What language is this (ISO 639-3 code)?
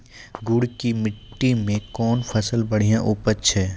mai